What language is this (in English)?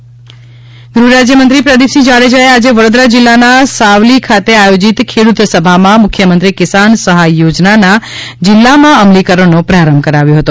Gujarati